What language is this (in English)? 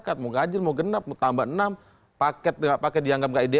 Indonesian